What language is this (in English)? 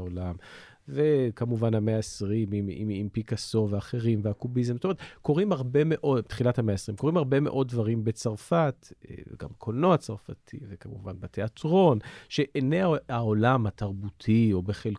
Hebrew